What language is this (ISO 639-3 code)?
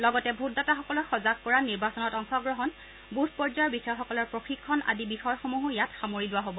asm